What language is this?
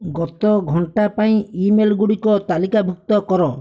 Odia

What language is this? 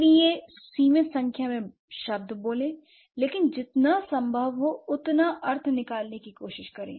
Hindi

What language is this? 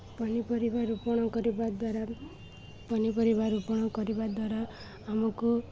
Odia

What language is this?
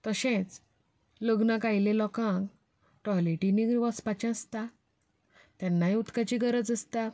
Konkani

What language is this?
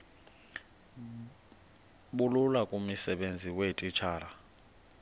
Xhosa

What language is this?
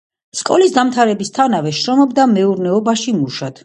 Georgian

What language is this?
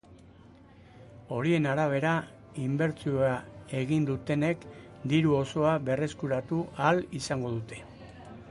Basque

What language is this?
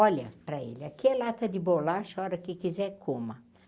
Portuguese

